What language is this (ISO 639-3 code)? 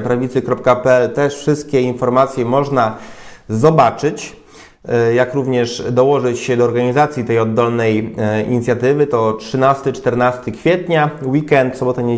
pol